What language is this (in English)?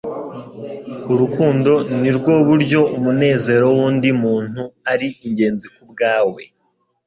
Kinyarwanda